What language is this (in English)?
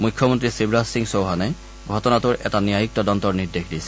Assamese